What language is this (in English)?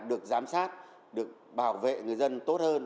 Vietnamese